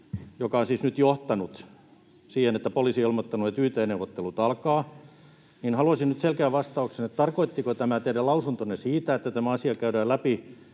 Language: Finnish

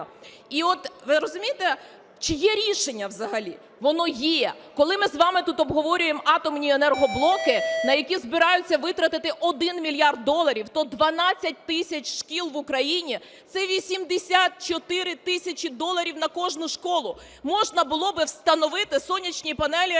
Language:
Ukrainian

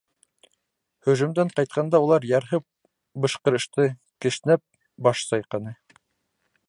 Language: Bashkir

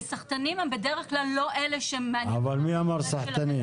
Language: Hebrew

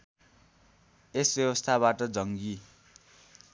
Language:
Nepali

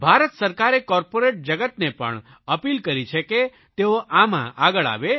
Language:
Gujarati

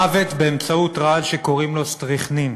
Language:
Hebrew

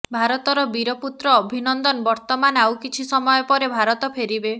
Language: Odia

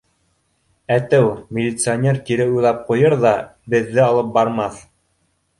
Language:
Bashkir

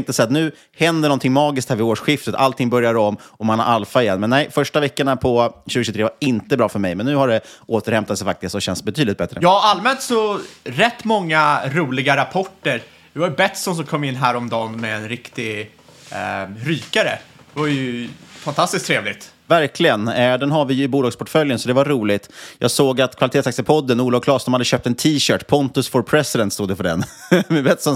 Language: Swedish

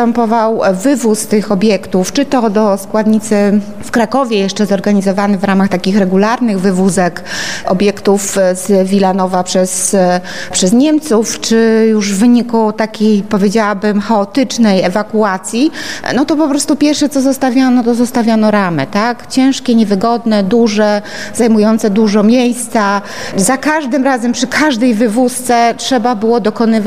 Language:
Polish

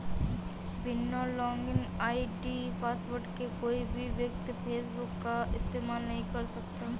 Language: Hindi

